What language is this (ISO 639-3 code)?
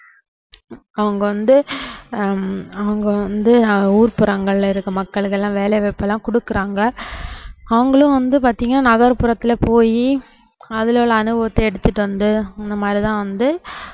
tam